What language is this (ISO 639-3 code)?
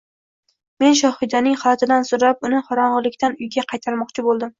uzb